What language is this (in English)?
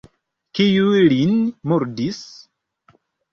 Esperanto